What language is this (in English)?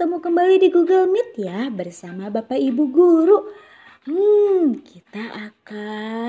Indonesian